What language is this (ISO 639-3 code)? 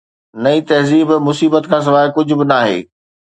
snd